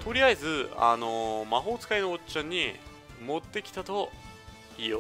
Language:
Japanese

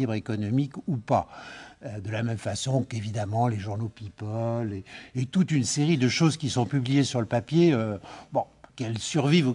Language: French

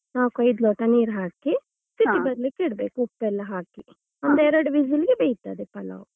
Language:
Kannada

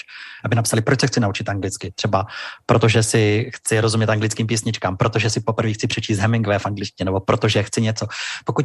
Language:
Czech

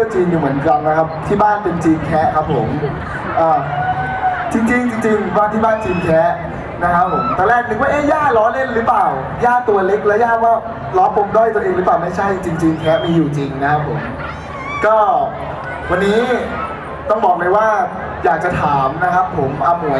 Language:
Thai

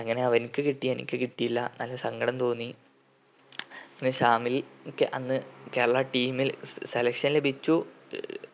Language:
Malayalam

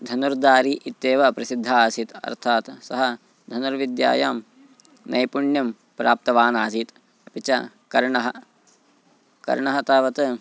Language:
Sanskrit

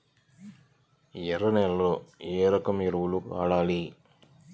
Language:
Telugu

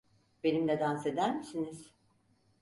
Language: Turkish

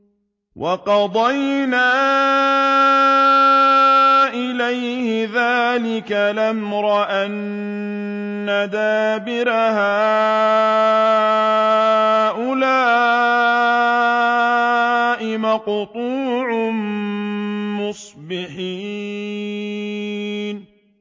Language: Arabic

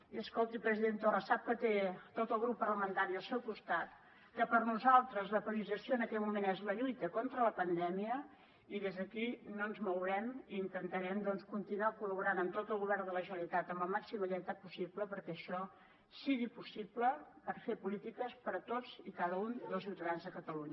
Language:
Catalan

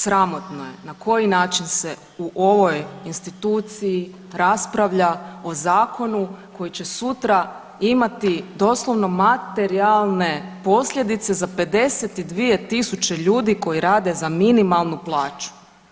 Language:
Croatian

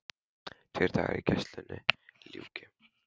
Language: Icelandic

